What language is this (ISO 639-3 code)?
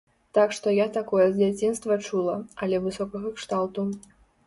bel